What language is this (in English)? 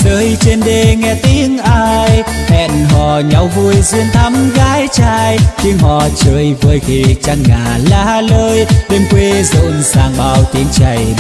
Vietnamese